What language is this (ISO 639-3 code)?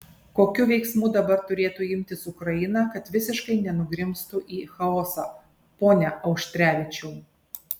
lit